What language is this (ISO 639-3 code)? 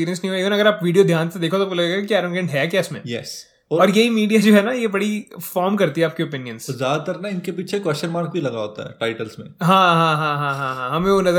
hin